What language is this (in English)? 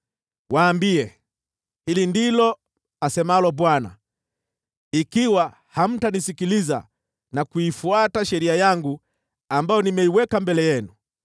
Swahili